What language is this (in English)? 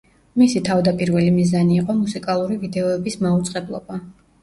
Georgian